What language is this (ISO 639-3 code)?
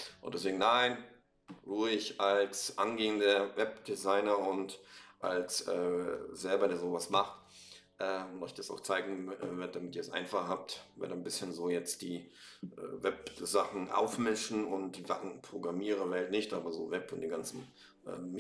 deu